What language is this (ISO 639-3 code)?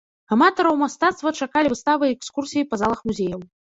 bel